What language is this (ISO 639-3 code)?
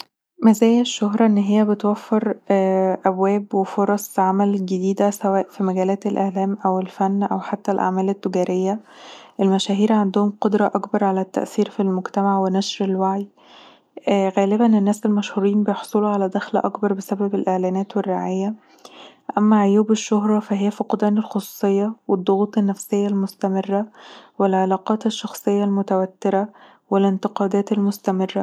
arz